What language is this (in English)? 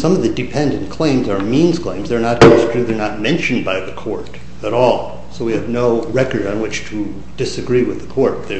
English